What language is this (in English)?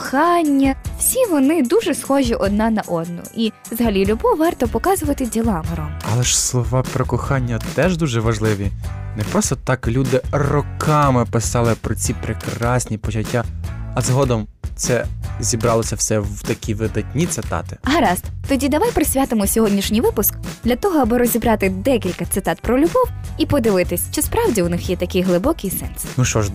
Ukrainian